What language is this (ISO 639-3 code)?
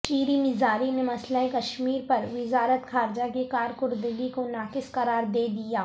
urd